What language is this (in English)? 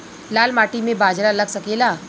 Bhojpuri